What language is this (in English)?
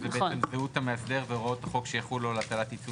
Hebrew